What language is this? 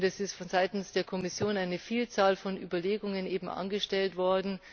German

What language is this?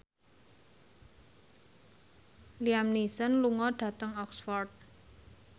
Javanese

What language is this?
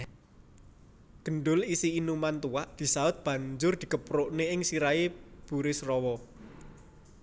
Javanese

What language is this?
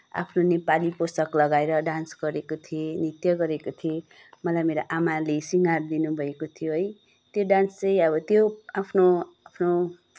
Nepali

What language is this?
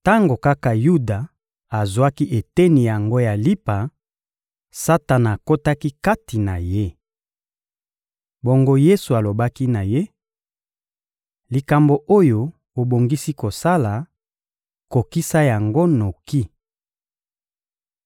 Lingala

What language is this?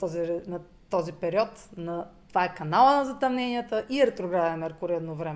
Bulgarian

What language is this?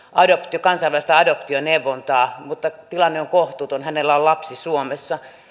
Finnish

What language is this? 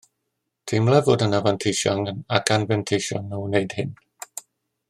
Welsh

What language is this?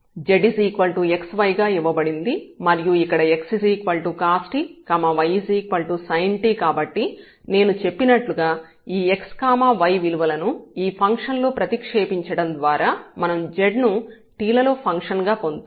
Telugu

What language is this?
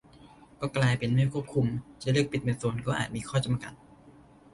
Thai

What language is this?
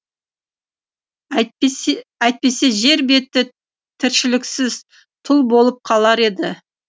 Kazakh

